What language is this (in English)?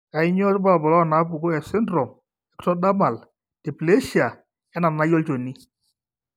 Masai